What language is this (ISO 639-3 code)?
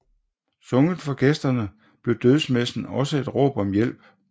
dan